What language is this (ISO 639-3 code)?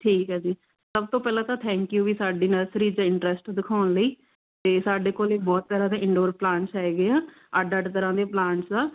pan